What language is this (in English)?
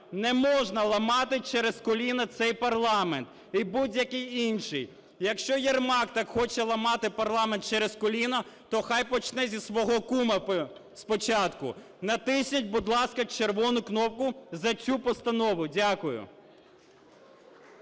Ukrainian